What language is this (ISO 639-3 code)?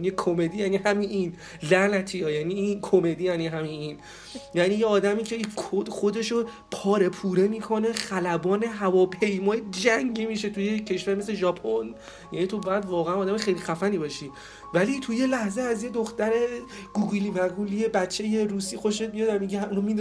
fas